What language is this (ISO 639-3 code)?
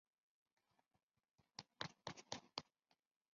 zho